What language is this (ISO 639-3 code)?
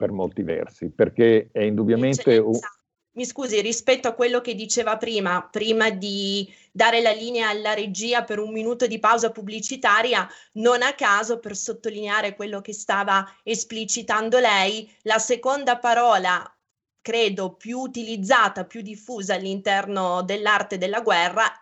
ita